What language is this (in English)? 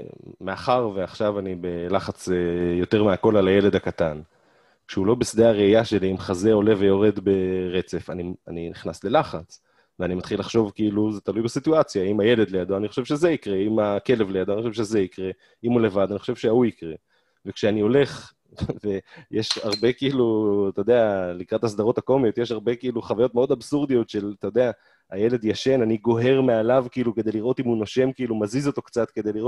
Hebrew